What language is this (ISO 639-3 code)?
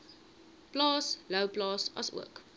afr